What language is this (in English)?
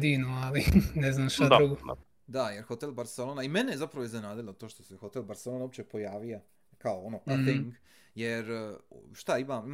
Croatian